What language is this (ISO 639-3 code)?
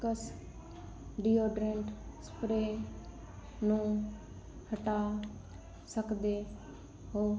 pan